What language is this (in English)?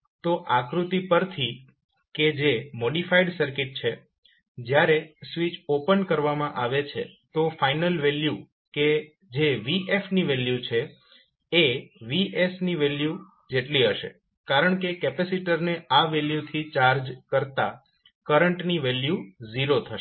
Gujarati